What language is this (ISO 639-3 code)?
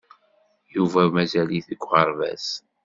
kab